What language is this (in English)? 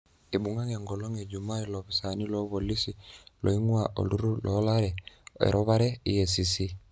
Masai